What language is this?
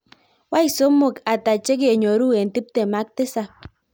Kalenjin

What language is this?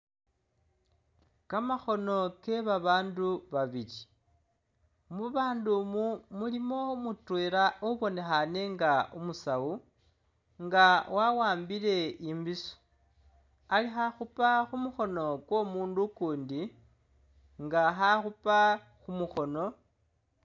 Masaaba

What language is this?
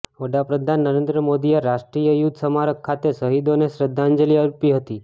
Gujarati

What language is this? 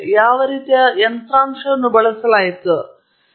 Kannada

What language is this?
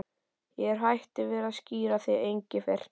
Icelandic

